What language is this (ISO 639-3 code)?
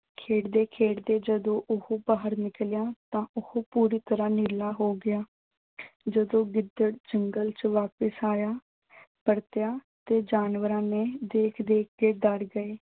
pan